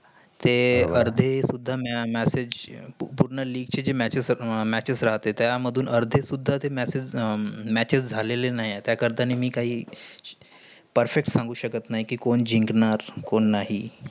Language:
Marathi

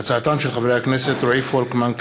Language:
Hebrew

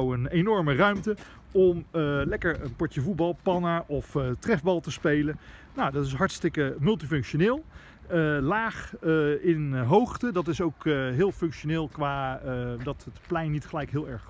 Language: Dutch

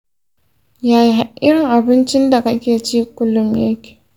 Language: Hausa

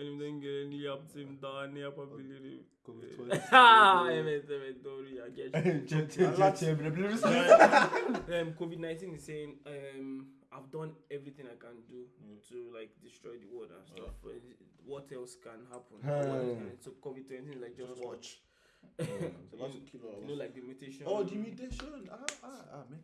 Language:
Turkish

